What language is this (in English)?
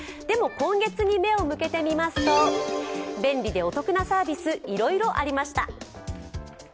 Japanese